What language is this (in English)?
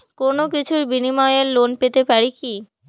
Bangla